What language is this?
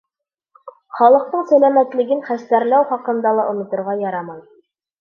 Bashkir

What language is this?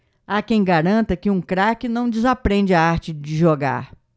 Portuguese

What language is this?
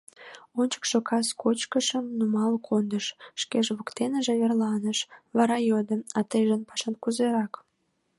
Mari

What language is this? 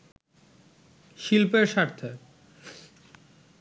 Bangla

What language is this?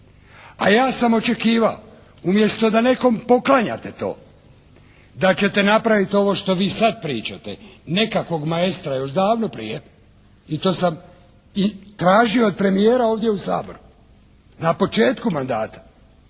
Croatian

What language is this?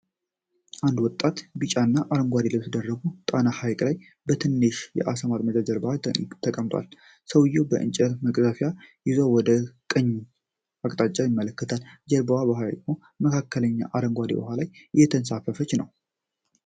Amharic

